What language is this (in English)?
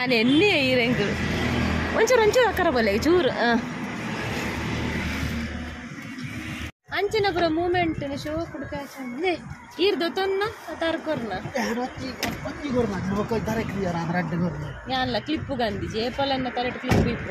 Kannada